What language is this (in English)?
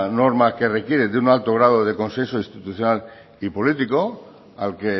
Spanish